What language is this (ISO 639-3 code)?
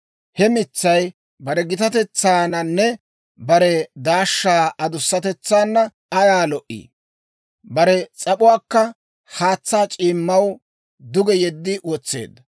dwr